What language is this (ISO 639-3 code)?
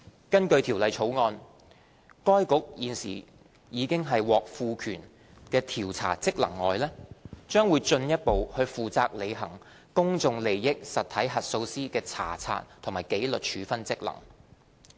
yue